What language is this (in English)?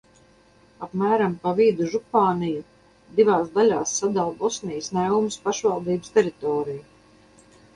Latvian